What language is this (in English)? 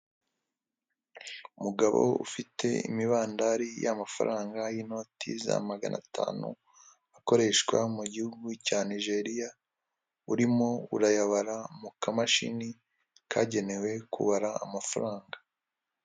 Kinyarwanda